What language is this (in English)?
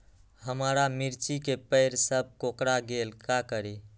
Magahi